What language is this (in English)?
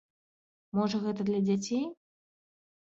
Belarusian